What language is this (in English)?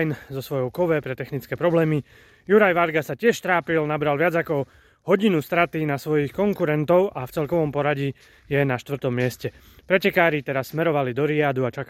Slovak